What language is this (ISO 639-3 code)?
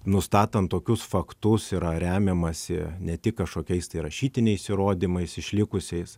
lit